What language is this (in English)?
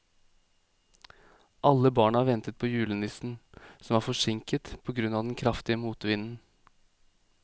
Norwegian